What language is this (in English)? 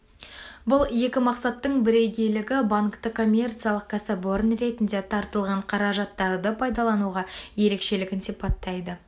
Kazakh